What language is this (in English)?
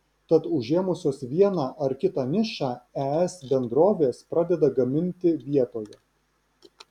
Lithuanian